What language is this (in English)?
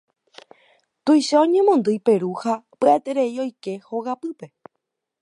Guarani